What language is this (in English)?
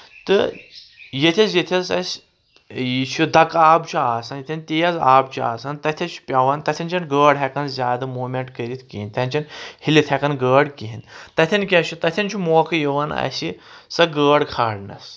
Kashmiri